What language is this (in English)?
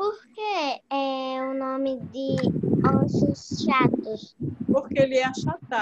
Portuguese